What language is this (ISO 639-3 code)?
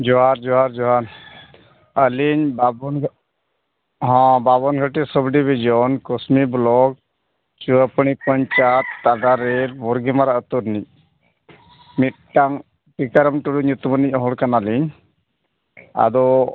sat